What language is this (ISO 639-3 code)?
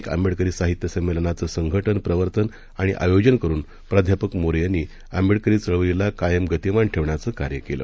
mar